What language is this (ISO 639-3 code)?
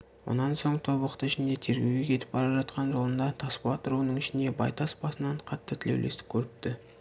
kaz